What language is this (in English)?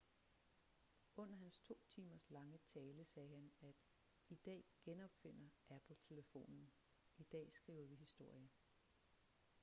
Danish